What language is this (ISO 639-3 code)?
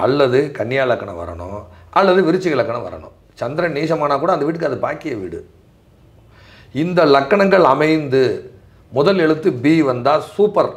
ara